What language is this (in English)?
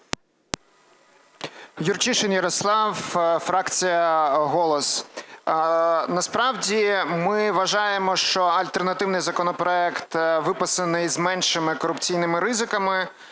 Ukrainian